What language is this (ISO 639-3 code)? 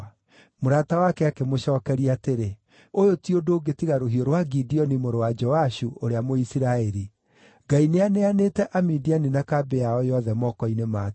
kik